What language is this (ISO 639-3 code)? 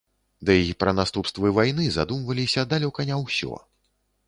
bel